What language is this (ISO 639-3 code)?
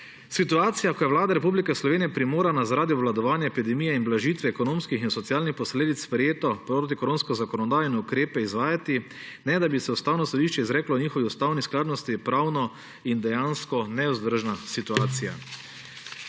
slv